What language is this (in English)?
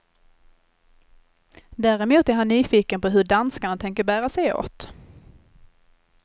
Swedish